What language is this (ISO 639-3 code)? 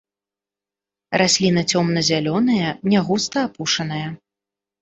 bel